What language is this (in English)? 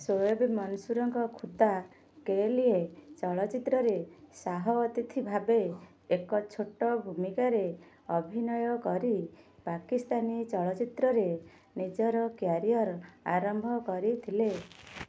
Odia